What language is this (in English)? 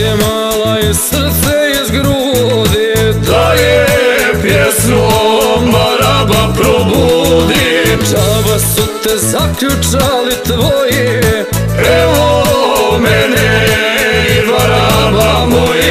Romanian